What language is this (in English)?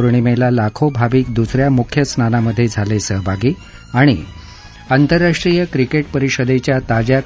Marathi